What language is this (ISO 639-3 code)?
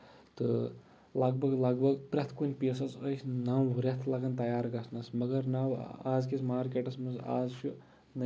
kas